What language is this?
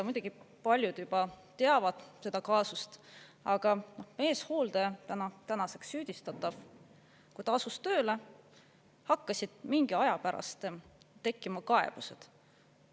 Estonian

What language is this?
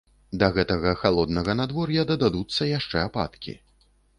Belarusian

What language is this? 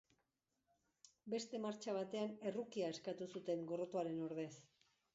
Basque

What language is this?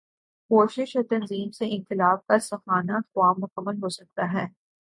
Urdu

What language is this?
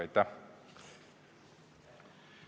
Estonian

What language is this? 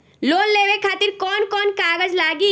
Bhojpuri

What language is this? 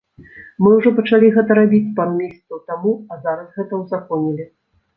Belarusian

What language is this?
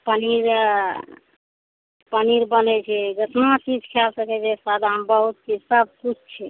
Maithili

